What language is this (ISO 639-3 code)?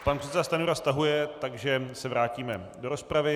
ces